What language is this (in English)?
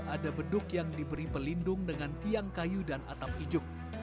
Indonesian